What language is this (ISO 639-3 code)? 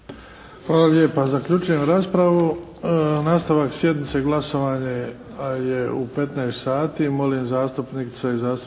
hrv